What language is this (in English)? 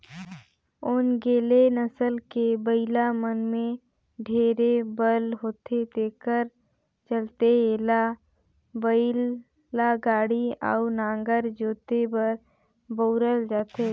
Chhattisgarhi